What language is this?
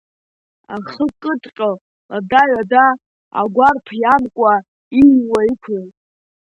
Abkhazian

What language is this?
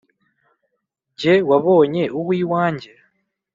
Kinyarwanda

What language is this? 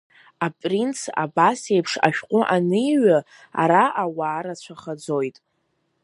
Abkhazian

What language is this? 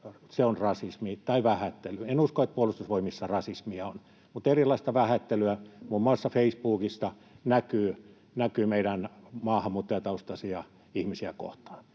Finnish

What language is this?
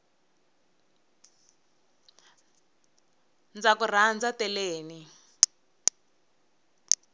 Tsonga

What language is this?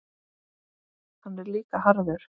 Icelandic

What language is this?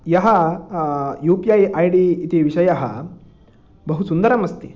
Sanskrit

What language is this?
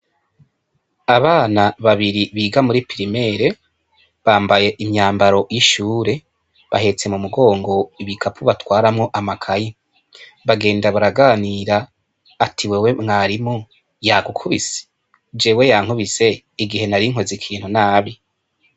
Rundi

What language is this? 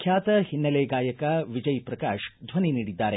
Kannada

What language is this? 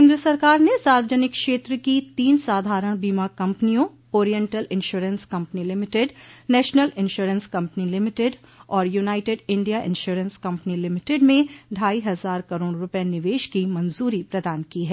Hindi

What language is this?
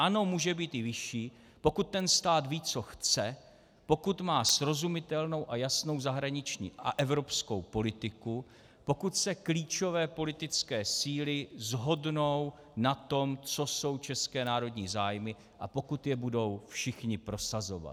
Czech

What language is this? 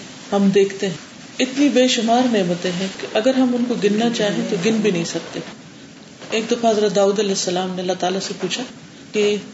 Urdu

